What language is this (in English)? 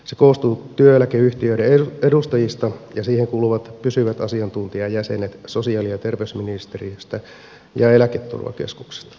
Finnish